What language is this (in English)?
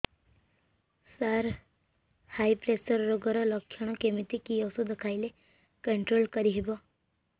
Odia